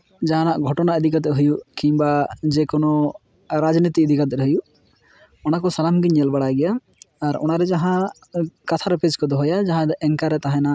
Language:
Santali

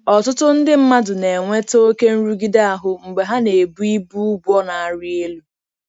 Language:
Igbo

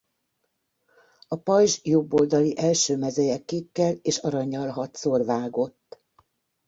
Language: Hungarian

